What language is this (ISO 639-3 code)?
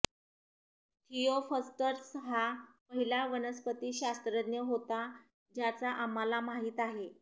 mar